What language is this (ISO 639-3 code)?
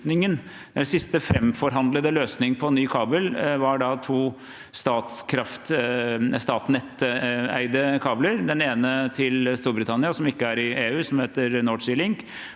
nor